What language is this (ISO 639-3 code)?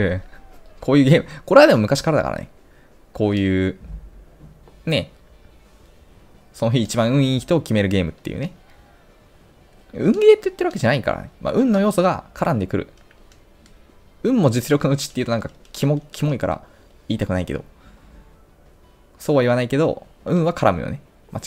jpn